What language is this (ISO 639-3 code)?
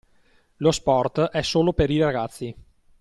ita